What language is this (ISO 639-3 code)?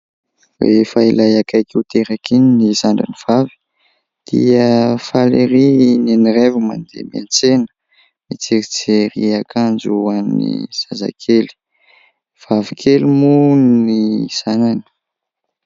mlg